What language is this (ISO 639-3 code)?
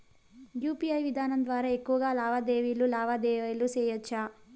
tel